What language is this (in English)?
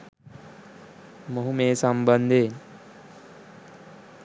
Sinhala